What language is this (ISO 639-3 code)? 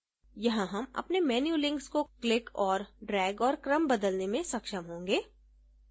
hin